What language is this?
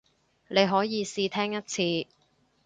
Cantonese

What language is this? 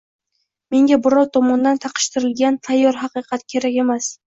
Uzbek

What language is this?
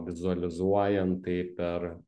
Lithuanian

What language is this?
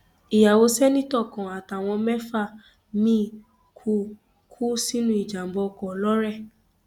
Yoruba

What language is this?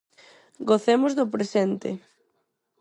Galician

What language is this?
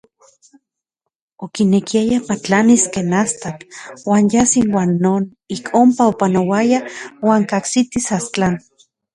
Central Puebla Nahuatl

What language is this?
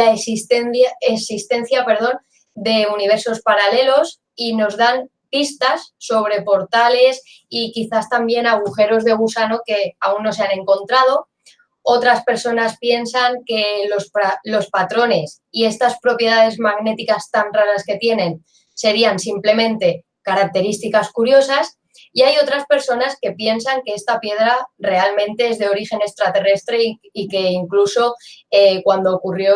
Spanish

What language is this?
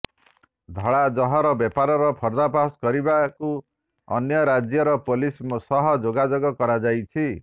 Odia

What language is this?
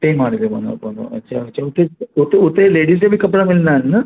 Sindhi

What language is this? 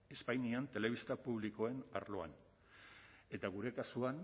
Basque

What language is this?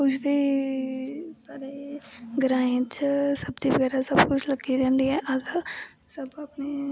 Dogri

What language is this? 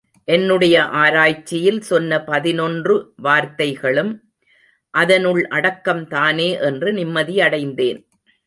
Tamil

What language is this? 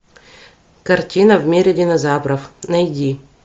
Russian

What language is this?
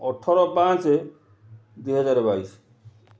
Odia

